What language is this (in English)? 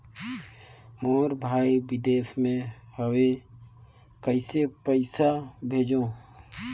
Chhattisgarhi